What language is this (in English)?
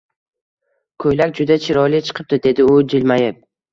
Uzbek